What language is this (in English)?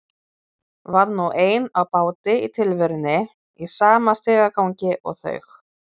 Icelandic